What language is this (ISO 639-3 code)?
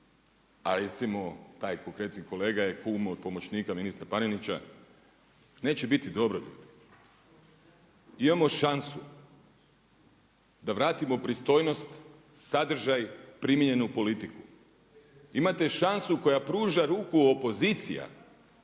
hrv